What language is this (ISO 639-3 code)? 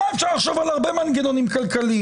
heb